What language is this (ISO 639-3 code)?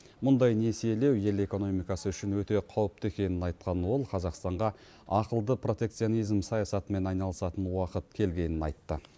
kaz